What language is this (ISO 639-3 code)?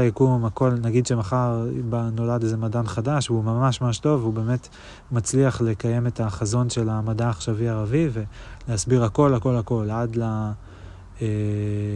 heb